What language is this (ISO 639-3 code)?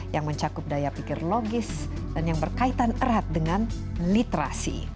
ind